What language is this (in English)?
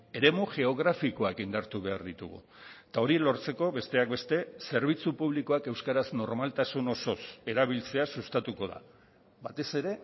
Basque